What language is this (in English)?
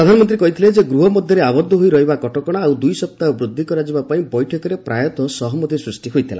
Odia